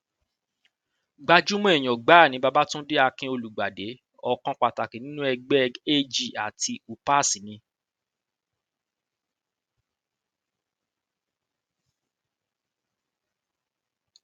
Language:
Yoruba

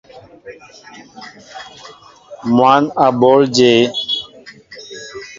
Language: Mbo (Cameroon)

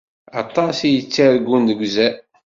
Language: Kabyle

